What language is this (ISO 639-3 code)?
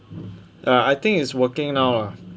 eng